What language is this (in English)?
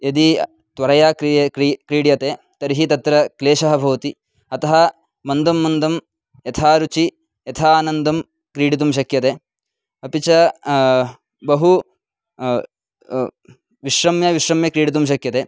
Sanskrit